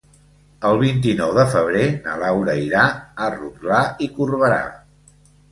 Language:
Catalan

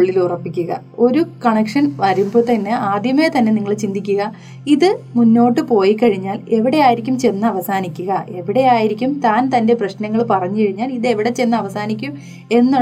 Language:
Malayalam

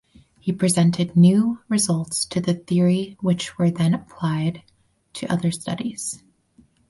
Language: English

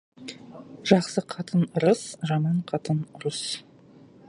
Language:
Kazakh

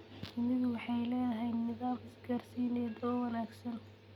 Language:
Somali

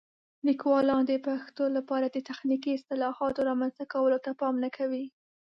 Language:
Pashto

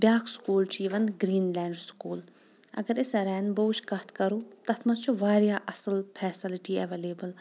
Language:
Kashmiri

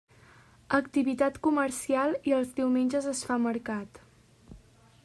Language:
Catalan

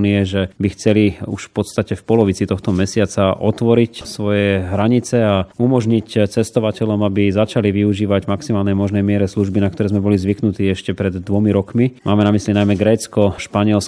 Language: Slovak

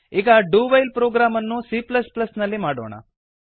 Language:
Kannada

